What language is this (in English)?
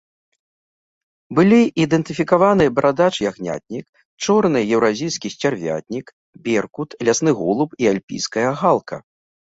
Belarusian